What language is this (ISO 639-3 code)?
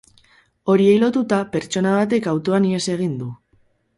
eus